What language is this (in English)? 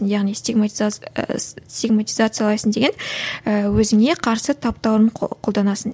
Kazakh